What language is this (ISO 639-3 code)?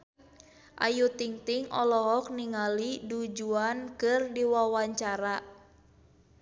sun